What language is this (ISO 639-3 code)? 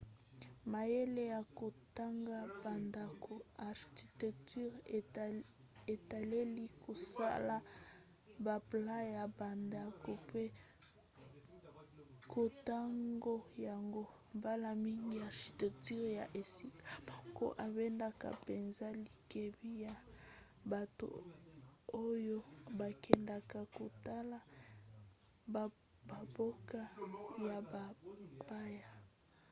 lin